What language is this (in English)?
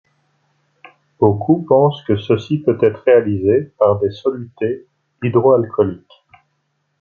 French